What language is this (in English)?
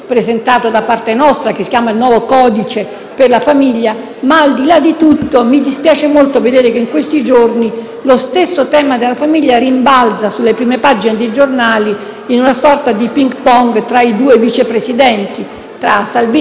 Italian